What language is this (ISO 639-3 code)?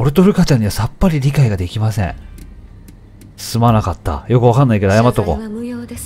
jpn